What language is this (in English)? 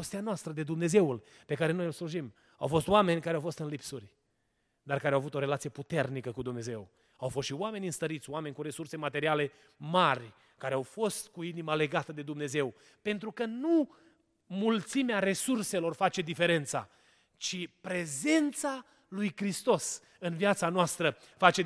Romanian